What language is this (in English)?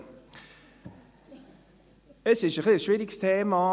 Swiss German